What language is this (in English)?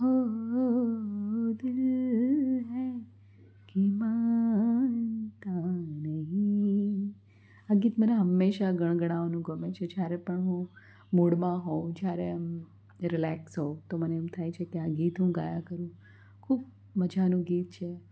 Gujarati